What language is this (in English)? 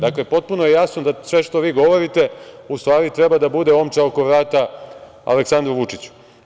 Serbian